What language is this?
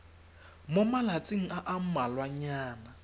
Tswana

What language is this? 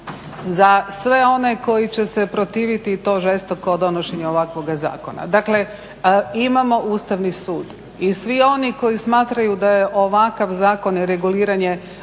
Croatian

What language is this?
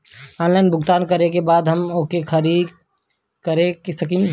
Bhojpuri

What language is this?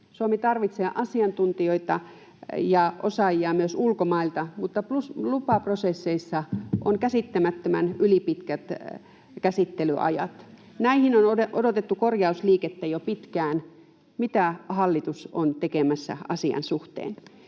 Finnish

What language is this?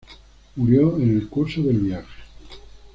Spanish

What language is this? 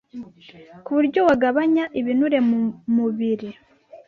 Kinyarwanda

